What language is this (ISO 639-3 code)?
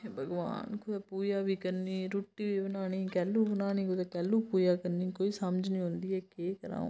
doi